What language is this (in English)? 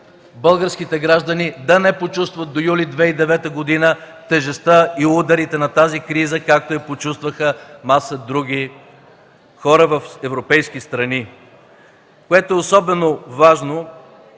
Bulgarian